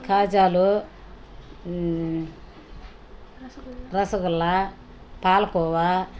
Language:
Telugu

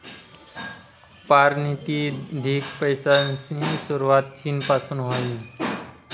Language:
Marathi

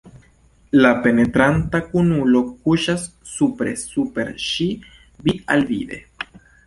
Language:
Esperanto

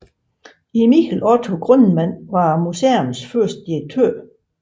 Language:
Danish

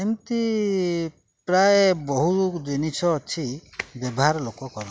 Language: Odia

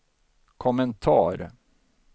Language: Swedish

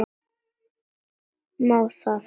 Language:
Icelandic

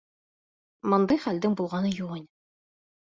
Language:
Bashkir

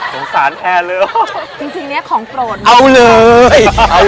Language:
Thai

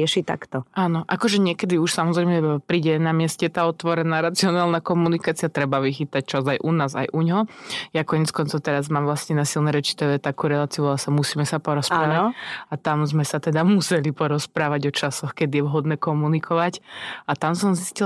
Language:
Slovak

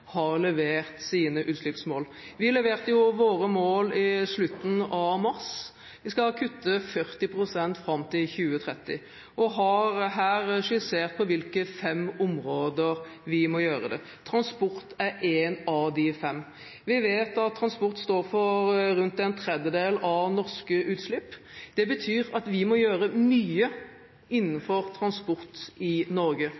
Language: Norwegian Bokmål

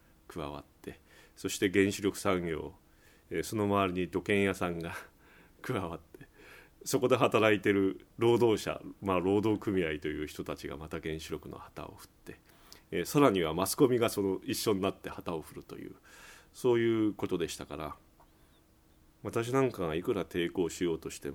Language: Japanese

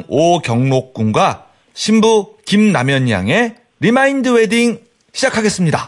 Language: Korean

